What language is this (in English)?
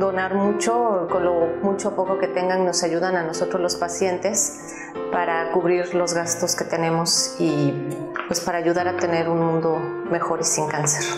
Spanish